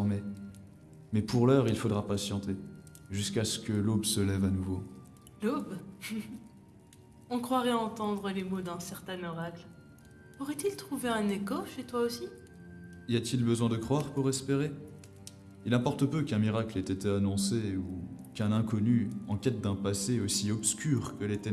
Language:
French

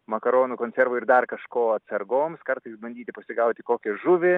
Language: Lithuanian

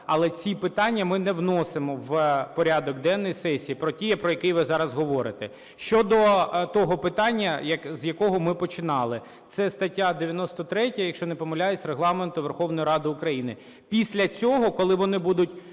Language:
Ukrainian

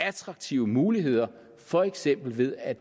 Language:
Danish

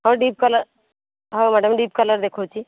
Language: Odia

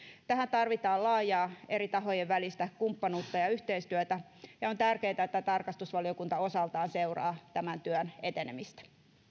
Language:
Finnish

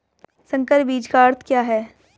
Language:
Hindi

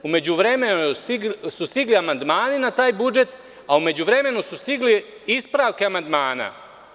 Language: Serbian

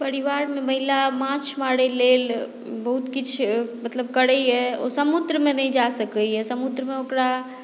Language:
Maithili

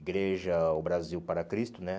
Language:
Portuguese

